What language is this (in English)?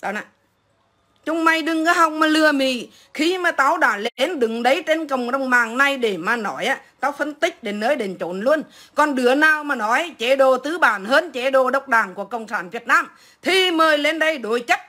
Vietnamese